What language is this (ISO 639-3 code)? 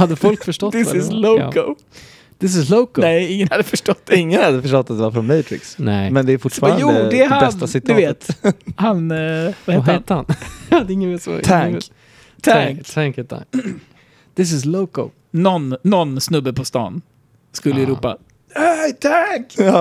swe